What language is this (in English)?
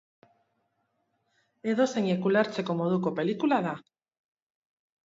Basque